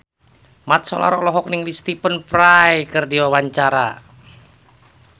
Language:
Sundanese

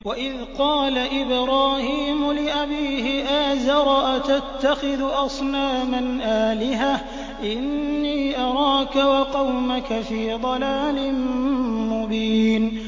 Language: Arabic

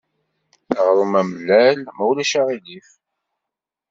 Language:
Kabyle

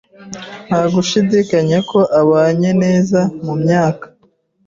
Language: Kinyarwanda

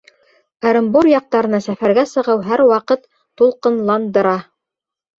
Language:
Bashkir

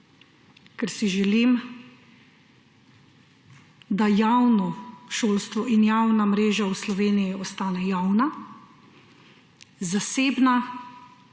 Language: Slovenian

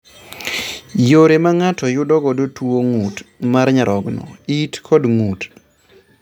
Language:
Luo (Kenya and Tanzania)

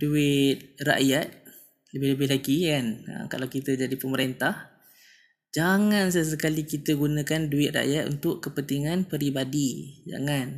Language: Malay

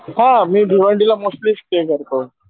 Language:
Marathi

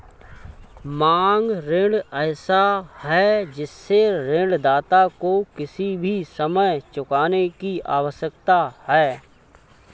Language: Hindi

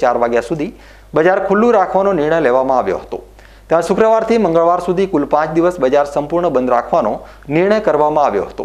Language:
Indonesian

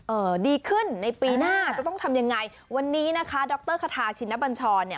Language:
Thai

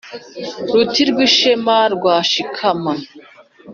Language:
Kinyarwanda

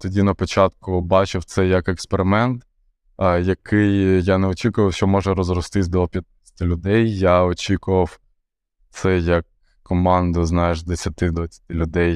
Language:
Ukrainian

